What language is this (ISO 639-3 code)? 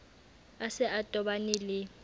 sot